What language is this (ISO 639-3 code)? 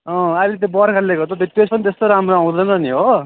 nep